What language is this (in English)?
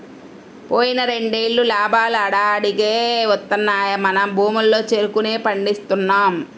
Telugu